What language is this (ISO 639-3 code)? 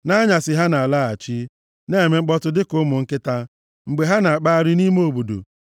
ibo